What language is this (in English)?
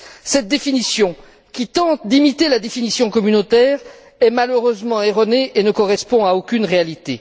French